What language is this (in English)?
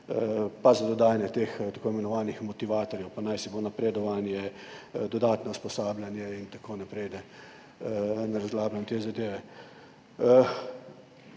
Slovenian